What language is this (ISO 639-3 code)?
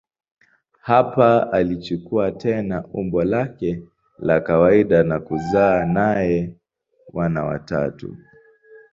swa